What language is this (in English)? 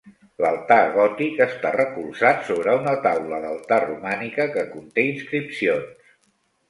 Catalan